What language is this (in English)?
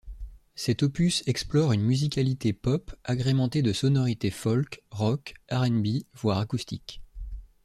French